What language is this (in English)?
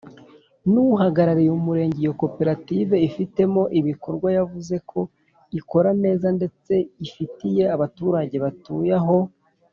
Kinyarwanda